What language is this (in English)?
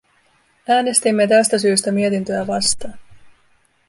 Finnish